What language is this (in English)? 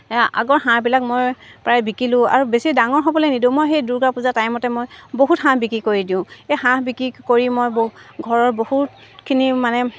Assamese